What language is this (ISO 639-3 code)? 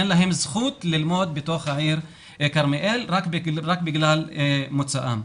heb